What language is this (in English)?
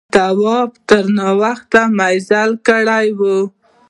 Pashto